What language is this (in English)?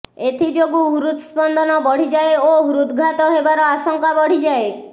Odia